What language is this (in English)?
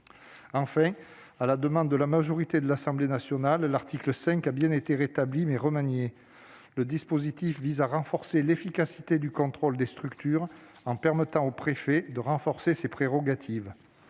French